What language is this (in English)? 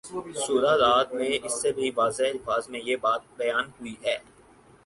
Urdu